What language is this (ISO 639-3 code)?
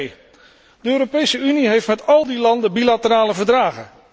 nld